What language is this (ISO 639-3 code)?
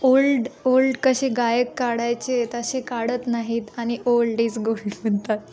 mar